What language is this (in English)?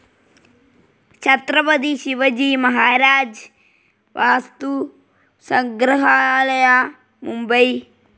Malayalam